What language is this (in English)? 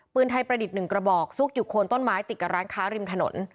Thai